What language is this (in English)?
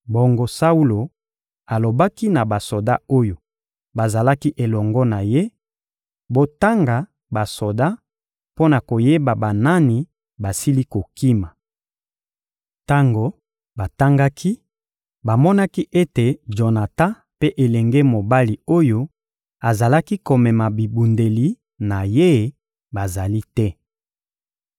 Lingala